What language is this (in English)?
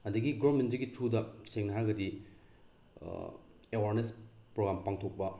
Manipuri